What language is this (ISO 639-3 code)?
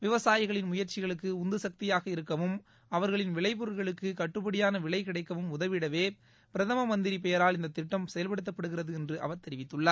tam